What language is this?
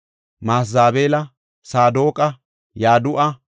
Gofa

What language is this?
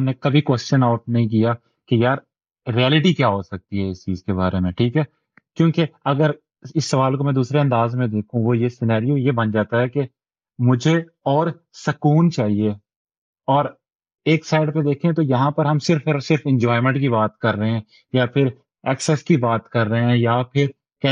Urdu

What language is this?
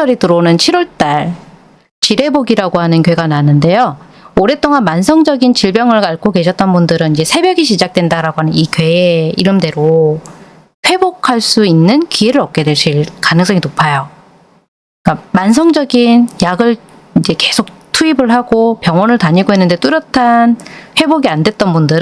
Korean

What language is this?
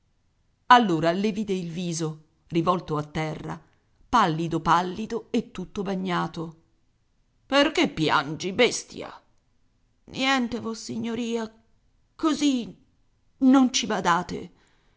Italian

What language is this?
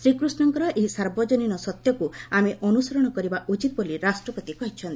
Odia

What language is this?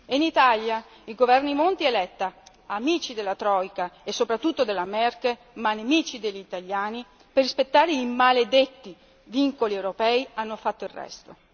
Italian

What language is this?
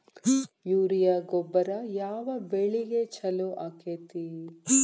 Kannada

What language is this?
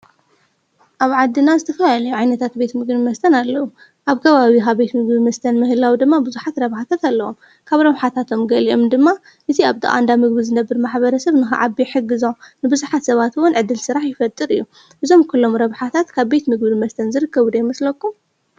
Tigrinya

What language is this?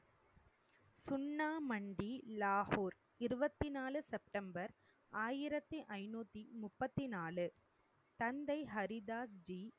Tamil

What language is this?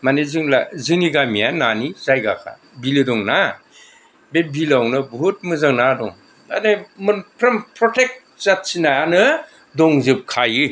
Bodo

